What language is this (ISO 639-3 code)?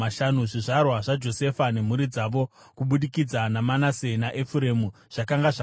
sna